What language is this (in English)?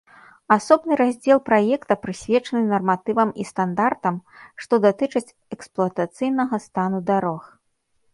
Belarusian